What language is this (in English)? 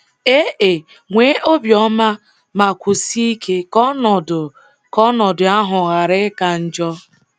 Igbo